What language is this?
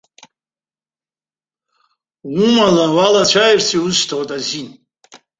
Abkhazian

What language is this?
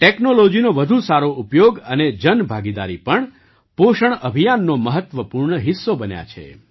Gujarati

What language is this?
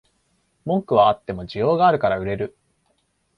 Japanese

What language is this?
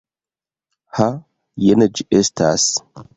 Esperanto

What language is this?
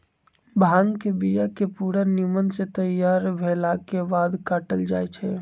Magahi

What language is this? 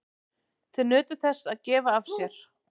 Icelandic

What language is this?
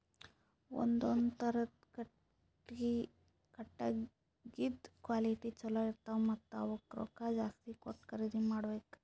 Kannada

